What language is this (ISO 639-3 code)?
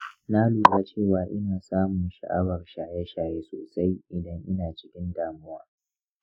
hau